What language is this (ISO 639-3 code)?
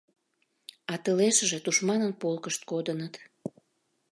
chm